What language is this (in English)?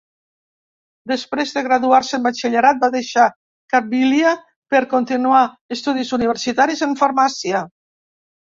Catalan